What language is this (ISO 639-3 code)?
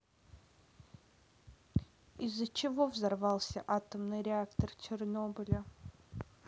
rus